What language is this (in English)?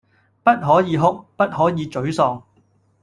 Cantonese